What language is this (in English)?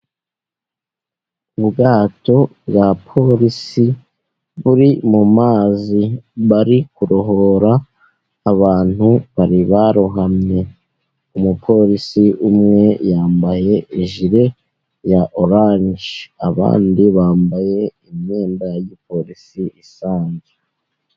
Kinyarwanda